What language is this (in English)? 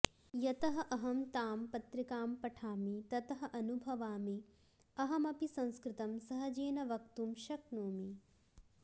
Sanskrit